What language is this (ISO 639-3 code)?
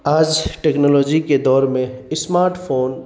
urd